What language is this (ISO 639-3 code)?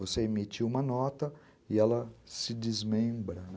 por